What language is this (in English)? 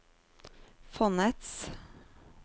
Norwegian